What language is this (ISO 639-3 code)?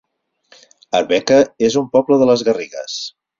cat